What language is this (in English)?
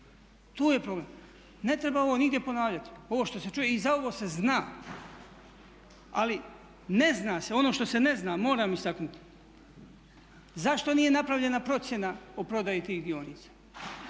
Croatian